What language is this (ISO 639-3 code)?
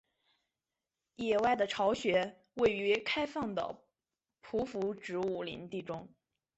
zho